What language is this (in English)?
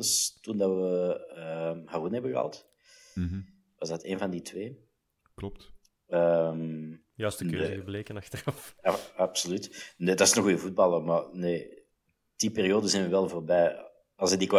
Dutch